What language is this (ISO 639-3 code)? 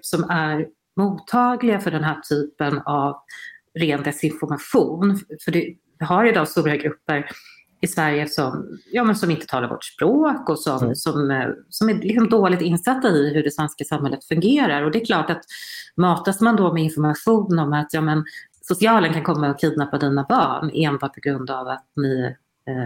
swe